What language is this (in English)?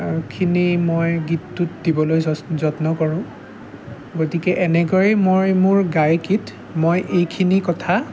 Assamese